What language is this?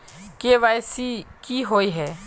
Magahi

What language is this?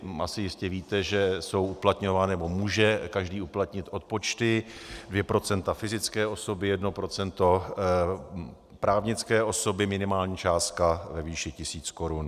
Czech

